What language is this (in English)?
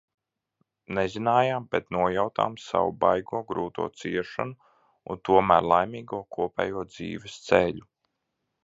Latvian